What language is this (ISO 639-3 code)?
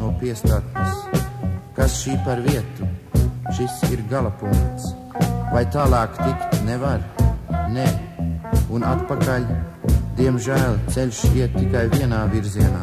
lav